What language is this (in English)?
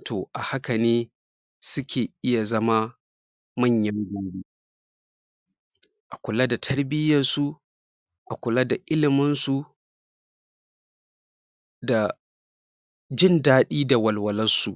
Hausa